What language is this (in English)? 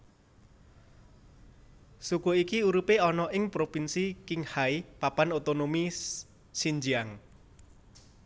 Javanese